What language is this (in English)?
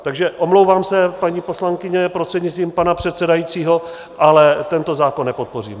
Czech